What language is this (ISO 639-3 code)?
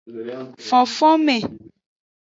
ajg